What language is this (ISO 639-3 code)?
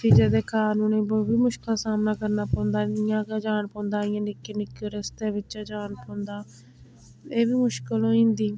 doi